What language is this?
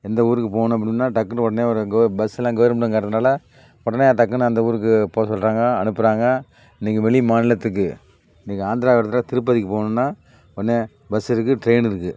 Tamil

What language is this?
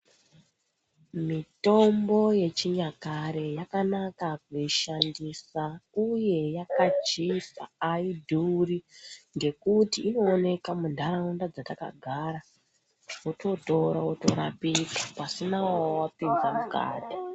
Ndau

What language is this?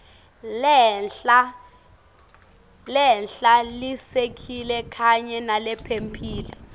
Swati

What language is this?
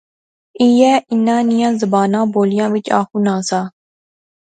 Pahari-Potwari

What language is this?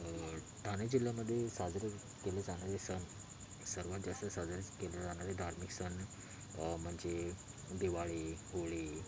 Marathi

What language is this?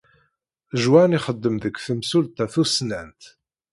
Kabyle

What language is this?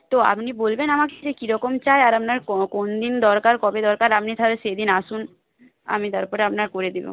Bangla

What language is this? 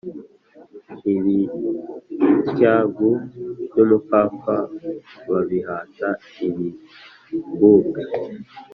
Kinyarwanda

